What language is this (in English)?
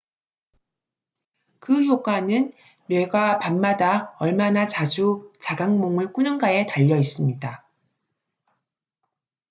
Korean